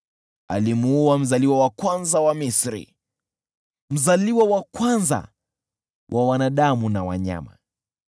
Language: Swahili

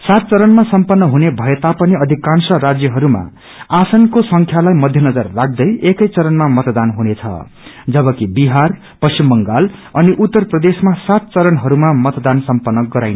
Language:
Nepali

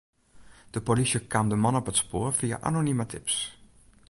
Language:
Western Frisian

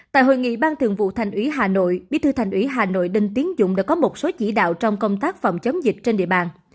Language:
Vietnamese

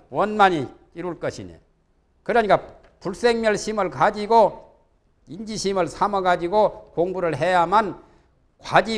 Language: Korean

